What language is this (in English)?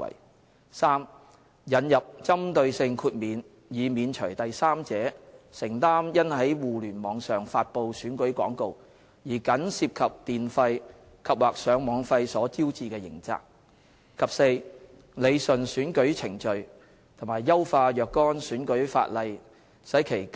Cantonese